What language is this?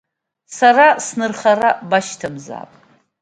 Abkhazian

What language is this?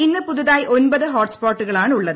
Malayalam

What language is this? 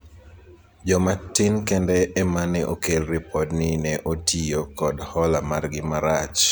Luo (Kenya and Tanzania)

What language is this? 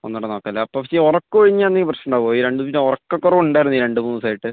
Malayalam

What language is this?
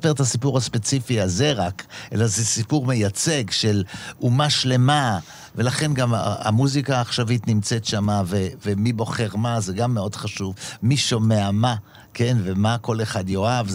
Hebrew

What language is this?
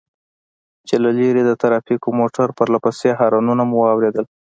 Pashto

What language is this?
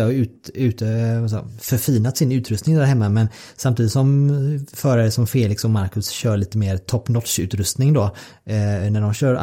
Swedish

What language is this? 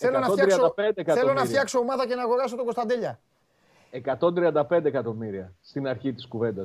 Greek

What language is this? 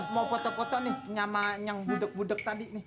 Indonesian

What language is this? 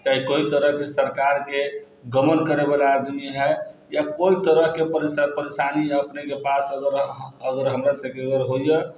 Maithili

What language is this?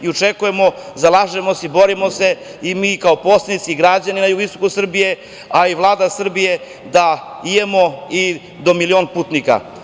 Serbian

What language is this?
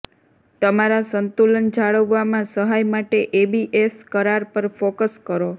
Gujarati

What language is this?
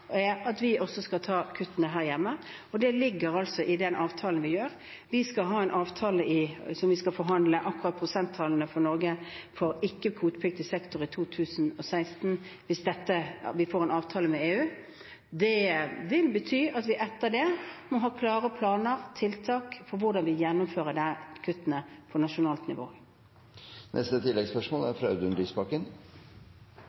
Norwegian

